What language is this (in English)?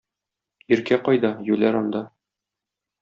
Tatar